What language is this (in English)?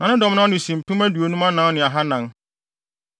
Akan